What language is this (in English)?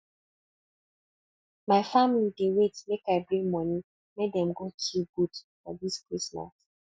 Nigerian Pidgin